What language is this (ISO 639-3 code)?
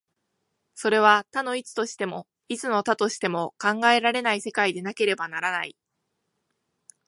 jpn